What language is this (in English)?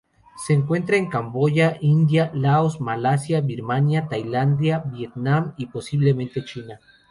Spanish